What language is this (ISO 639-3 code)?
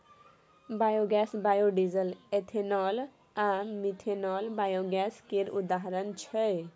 mai